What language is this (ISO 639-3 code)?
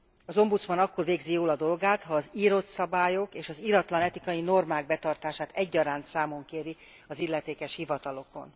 hun